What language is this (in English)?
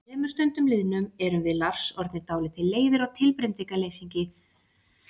Icelandic